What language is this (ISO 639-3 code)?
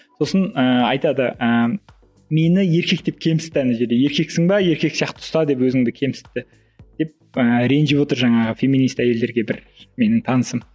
kaz